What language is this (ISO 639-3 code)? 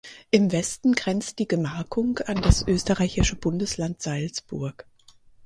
deu